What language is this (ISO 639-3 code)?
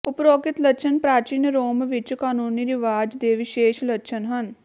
pan